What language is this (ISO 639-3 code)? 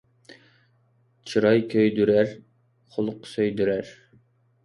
uig